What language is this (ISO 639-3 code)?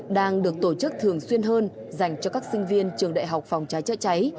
vie